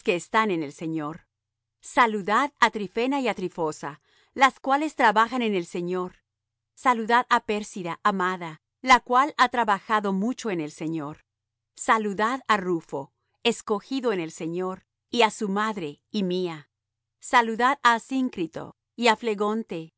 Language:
Spanish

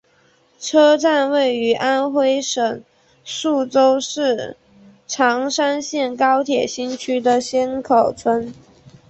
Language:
Chinese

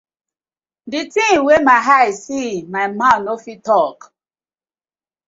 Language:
Nigerian Pidgin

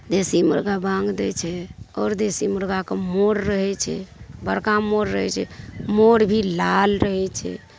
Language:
Maithili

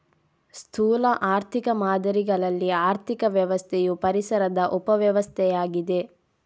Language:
Kannada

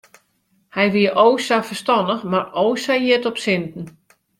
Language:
Western Frisian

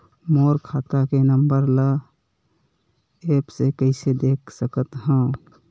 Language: Chhattisgarhi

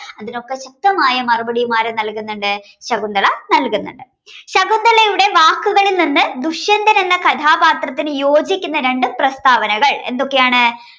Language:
Malayalam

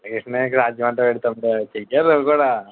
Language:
Telugu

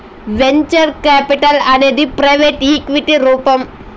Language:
Telugu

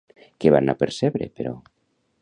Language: Catalan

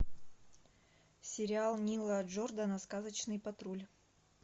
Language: Russian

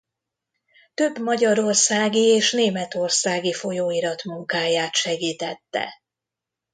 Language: Hungarian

